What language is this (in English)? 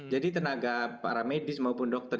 Indonesian